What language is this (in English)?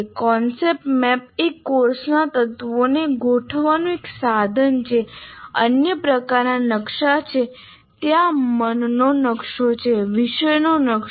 Gujarati